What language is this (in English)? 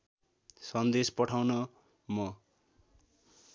Nepali